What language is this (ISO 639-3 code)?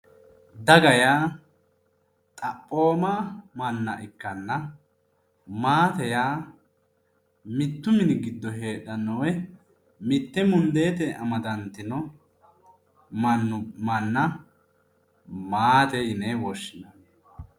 sid